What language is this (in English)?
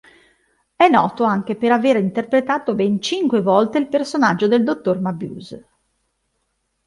Italian